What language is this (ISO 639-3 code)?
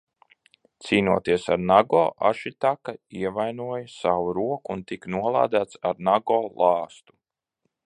lav